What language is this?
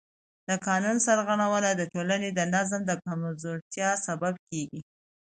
Pashto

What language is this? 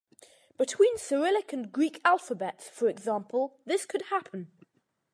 English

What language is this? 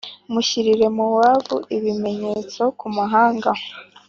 Kinyarwanda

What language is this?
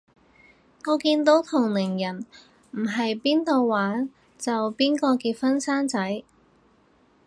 Cantonese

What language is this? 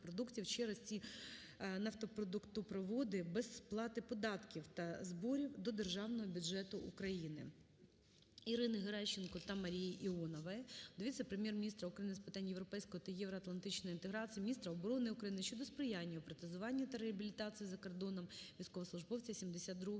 Ukrainian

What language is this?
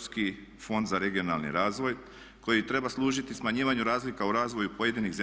Croatian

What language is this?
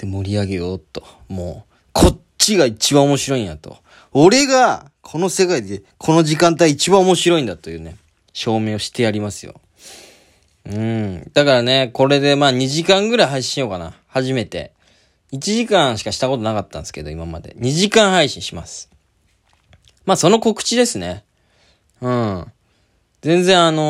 Japanese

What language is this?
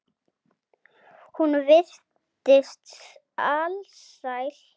Icelandic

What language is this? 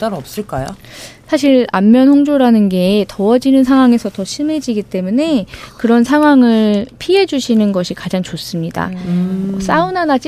Korean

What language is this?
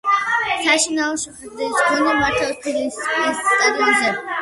Georgian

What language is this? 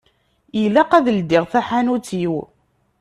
Kabyle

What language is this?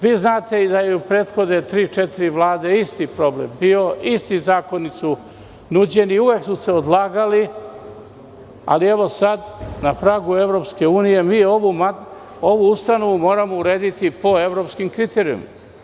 Serbian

